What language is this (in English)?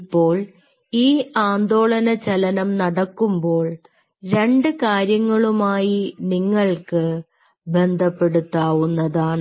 Malayalam